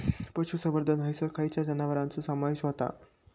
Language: Marathi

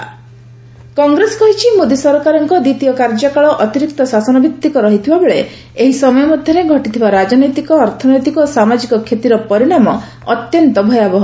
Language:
Odia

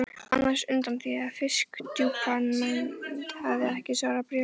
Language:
Icelandic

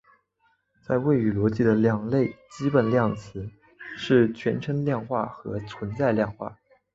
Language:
Chinese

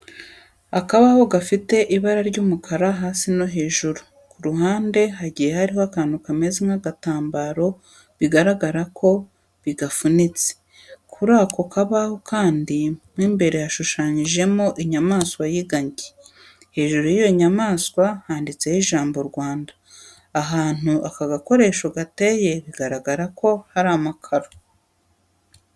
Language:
Kinyarwanda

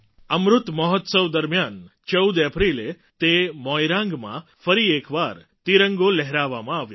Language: Gujarati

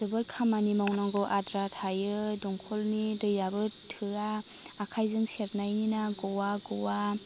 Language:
Bodo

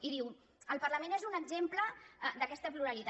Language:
Catalan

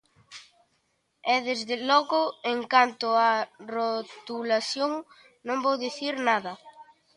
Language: Galician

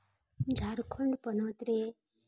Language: Santali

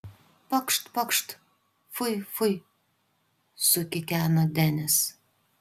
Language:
Lithuanian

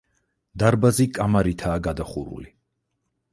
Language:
Georgian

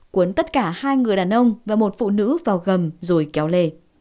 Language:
Vietnamese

